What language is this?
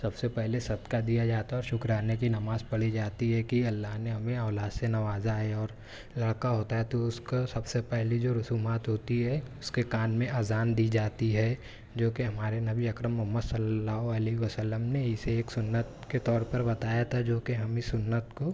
Urdu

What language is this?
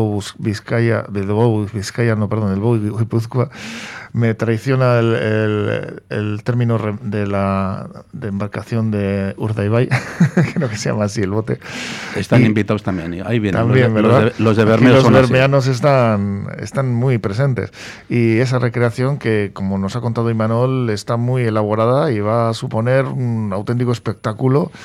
Spanish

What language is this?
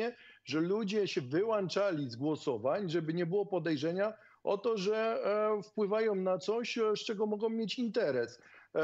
Polish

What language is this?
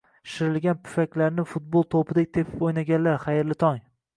Uzbek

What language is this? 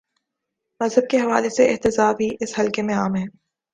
Urdu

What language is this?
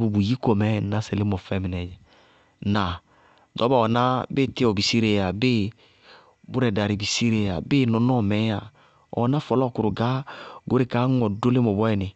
Bago-Kusuntu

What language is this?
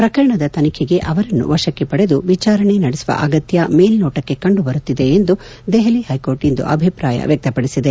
Kannada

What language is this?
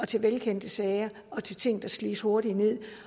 Danish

